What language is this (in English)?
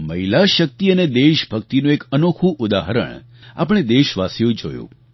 Gujarati